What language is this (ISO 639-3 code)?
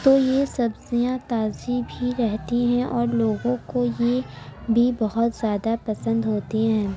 urd